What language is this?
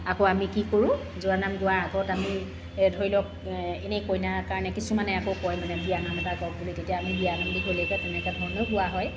Assamese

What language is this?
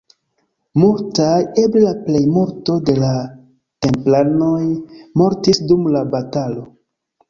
Esperanto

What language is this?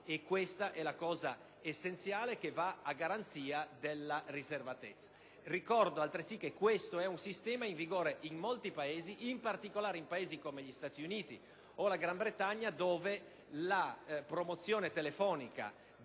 Italian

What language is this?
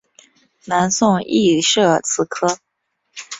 Chinese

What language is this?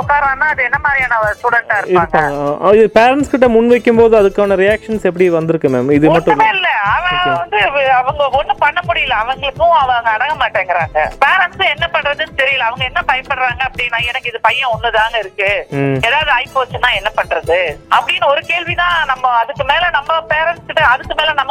Tamil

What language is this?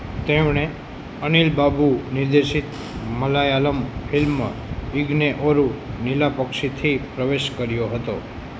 Gujarati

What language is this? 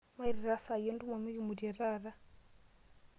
Masai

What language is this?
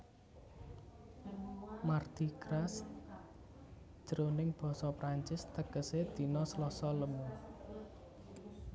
Javanese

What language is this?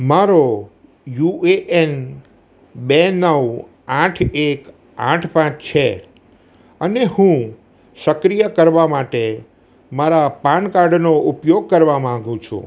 Gujarati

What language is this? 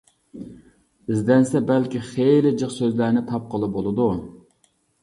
Uyghur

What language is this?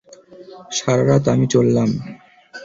Bangla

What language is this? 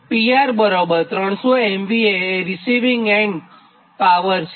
Gujarati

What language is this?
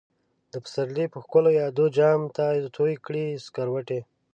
Pashto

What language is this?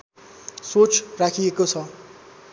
Nepali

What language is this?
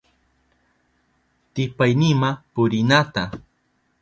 Southern Pastaza Quechua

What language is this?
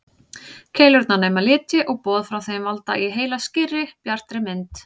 Icelandic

